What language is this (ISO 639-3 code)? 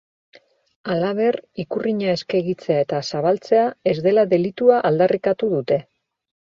eus